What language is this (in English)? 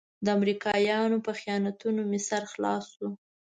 Pashto